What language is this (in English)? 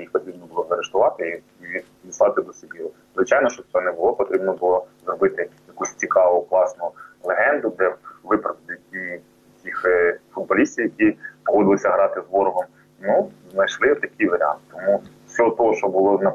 Ukrainian